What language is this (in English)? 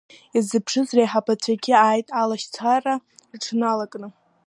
Abkhazian